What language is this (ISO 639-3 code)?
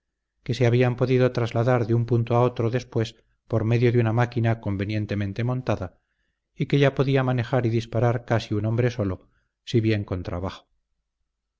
spa